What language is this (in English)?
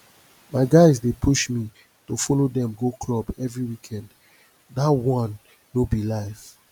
Nigerian Pidgin